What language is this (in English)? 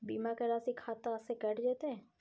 Maithili